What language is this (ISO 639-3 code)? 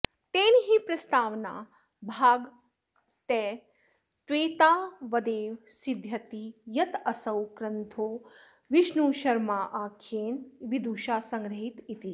san